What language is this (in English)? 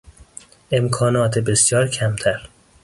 Persian